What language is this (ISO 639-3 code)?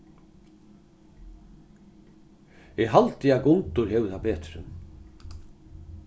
fao